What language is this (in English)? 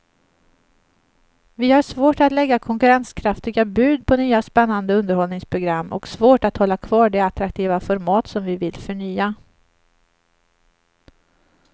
Swedish